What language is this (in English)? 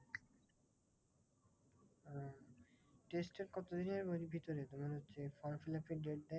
Bangla